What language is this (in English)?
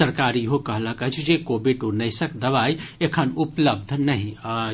Maithili